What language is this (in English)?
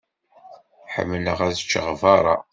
Kabyle